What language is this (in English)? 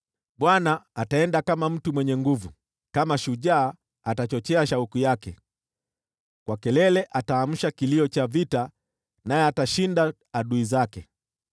Swahili